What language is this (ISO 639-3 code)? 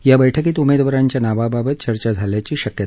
mar